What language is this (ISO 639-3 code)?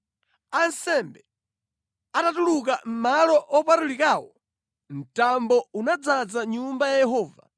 nya